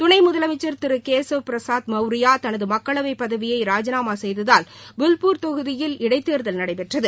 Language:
Tamil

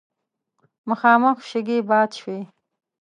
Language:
Pashto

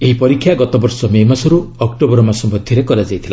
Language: Odia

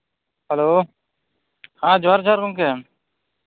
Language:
Santali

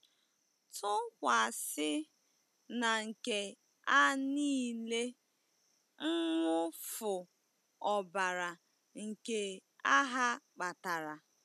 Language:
Igbo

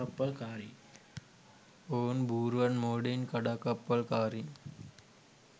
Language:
Sinhala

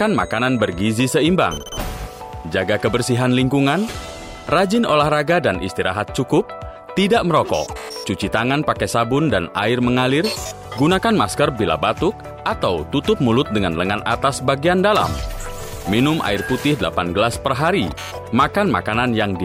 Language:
Indonesian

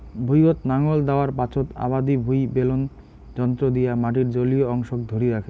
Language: Bangla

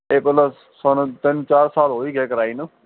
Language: Punjabi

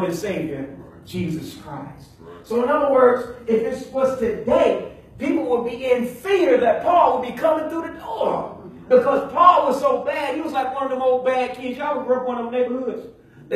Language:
English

